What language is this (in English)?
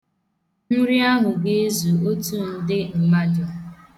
Igbo